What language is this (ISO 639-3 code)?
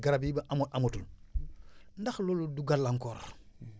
wol